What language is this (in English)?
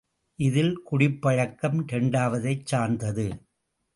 Tamil